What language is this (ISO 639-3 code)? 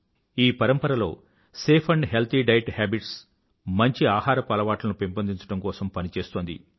tel